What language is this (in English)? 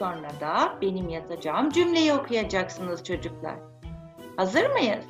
Turkish